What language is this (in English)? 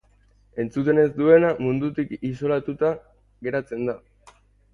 Basque